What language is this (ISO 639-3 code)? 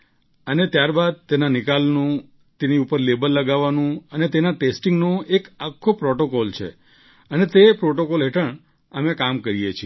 guj